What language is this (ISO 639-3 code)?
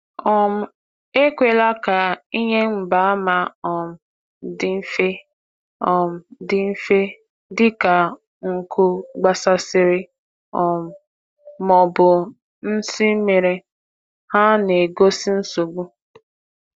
ibo